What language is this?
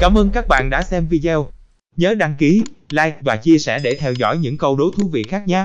Vietnamese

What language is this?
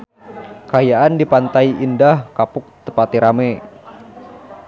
Sundanese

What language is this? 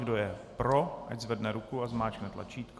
Czech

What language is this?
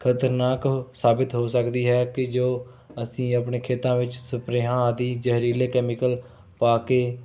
Punjabi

